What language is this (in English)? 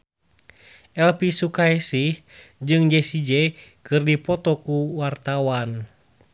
Sundanese